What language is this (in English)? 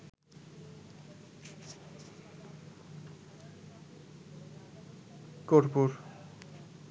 Bangla